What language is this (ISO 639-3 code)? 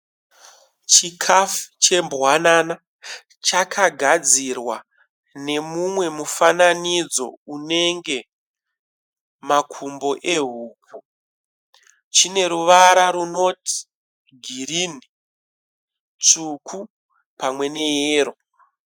sna